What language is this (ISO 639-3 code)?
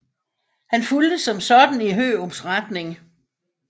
dan